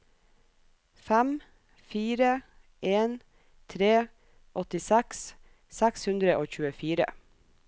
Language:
Norwegian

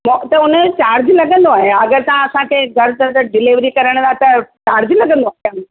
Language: Sindhi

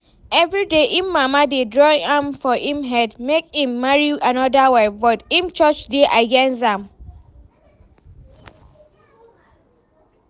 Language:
Nigerian Pidgin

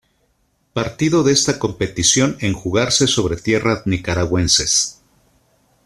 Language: Spanish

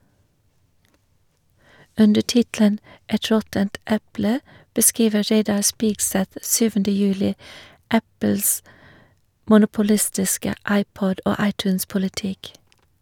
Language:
Norwegian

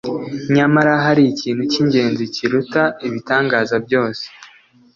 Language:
Kinyarwanda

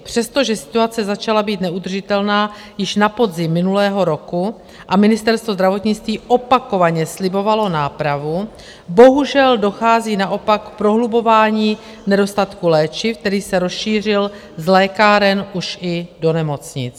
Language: Czech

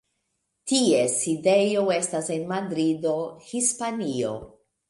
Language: Esperanto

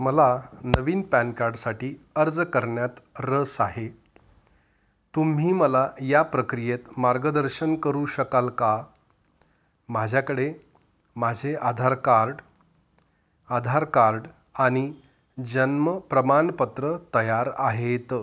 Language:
Marathi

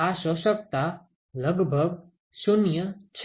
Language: Gujarati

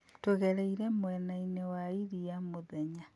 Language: Kikuyu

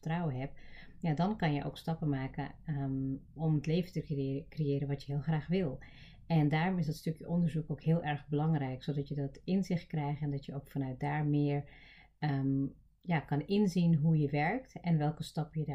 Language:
Dutch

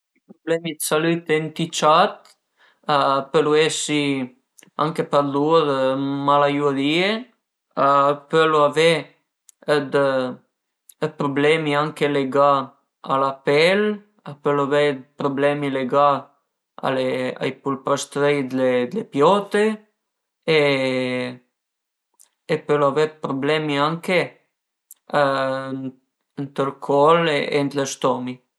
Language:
Piedmontese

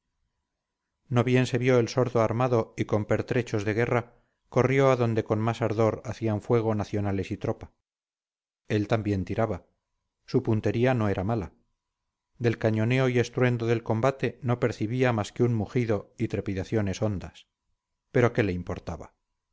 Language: Spanish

